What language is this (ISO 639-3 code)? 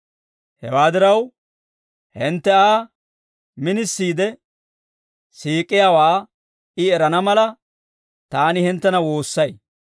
dwr